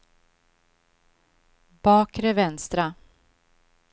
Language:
Swedish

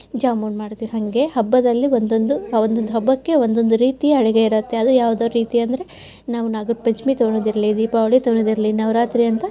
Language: Kannada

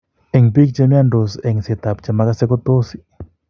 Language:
Kalenjin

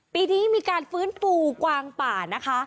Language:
Thai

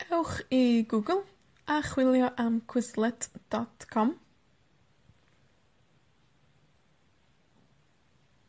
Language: Welsh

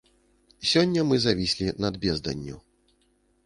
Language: Belarusian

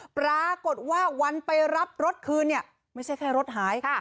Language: Thai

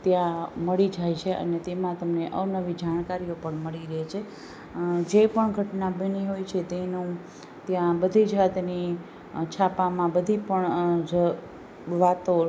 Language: Gujarati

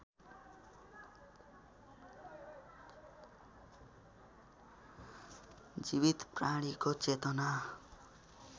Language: Nepali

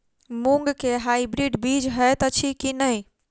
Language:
Maithili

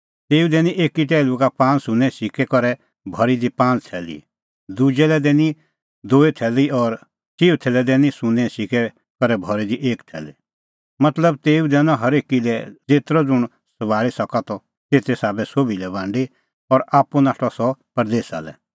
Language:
Kullu Pahari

